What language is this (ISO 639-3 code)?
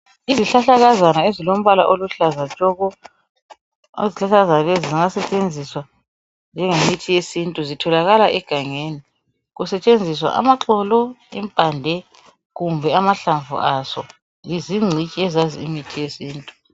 nde